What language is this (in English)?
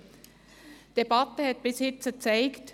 Swiss German